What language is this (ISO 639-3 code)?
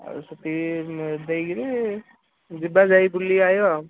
ori